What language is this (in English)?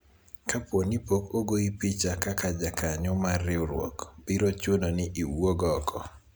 Luo (Kenya and Tanzania)